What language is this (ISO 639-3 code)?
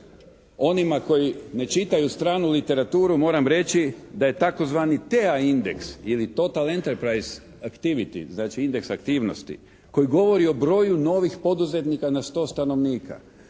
hrv